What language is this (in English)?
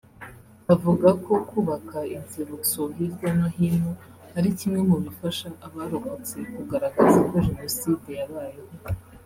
Kinyarwanda